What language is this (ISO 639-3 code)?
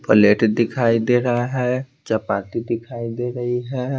hin